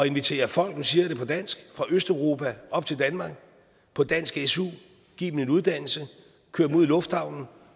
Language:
Danish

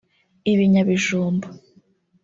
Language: Kinyarwanda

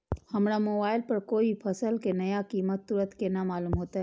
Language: Maithili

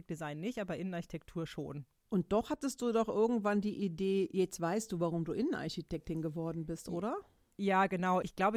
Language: German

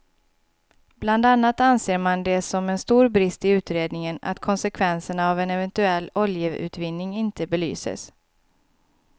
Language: Swedish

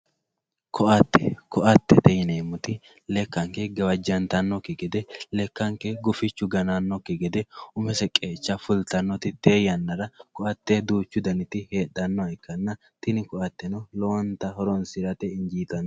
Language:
Sidamo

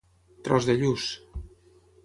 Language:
Catalan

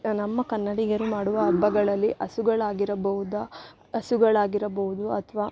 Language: Kannada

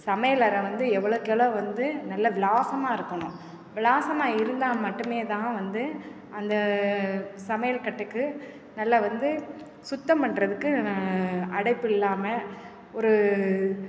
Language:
Tamil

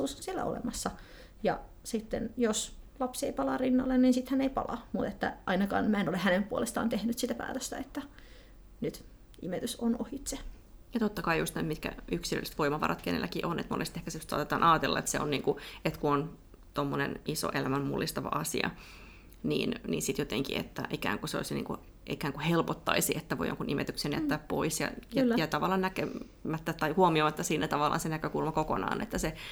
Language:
Finnish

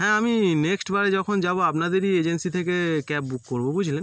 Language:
Bangla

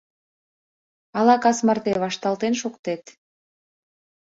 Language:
Mari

